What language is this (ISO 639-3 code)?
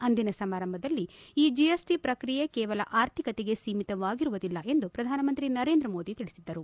kan